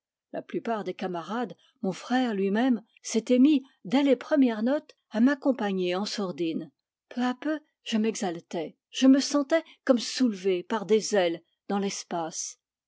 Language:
French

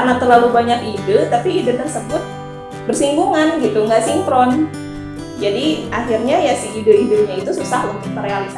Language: Indonesian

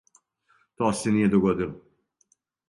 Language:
Serbian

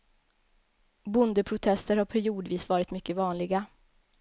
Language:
Swedish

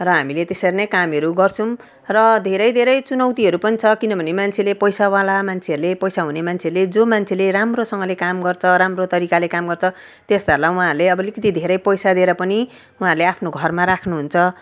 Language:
Nepali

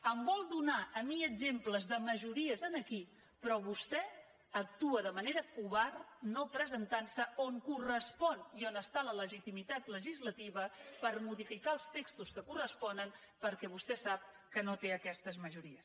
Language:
Catalan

